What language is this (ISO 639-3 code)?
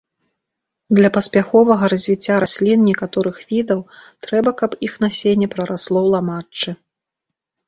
bel